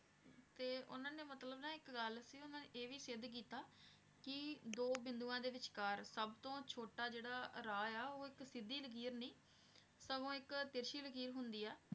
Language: Punjabi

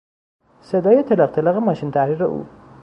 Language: Persian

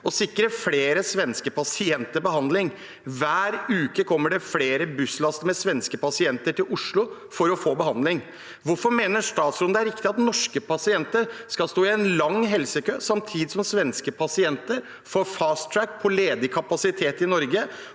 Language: Norwegian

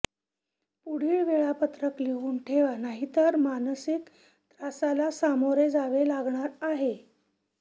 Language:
Marathi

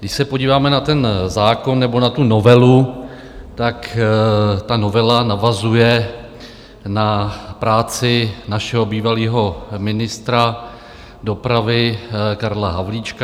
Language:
Czech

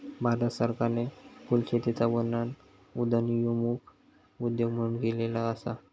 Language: Marathi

